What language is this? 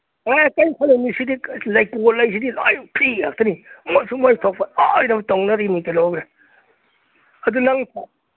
Manipuri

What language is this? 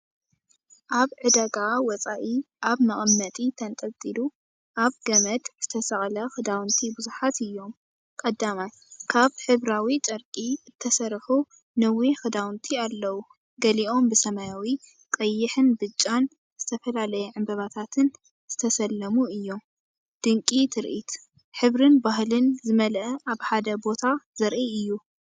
Tigrinya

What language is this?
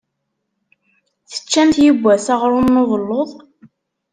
Kabyle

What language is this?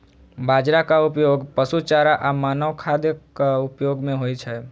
Maithili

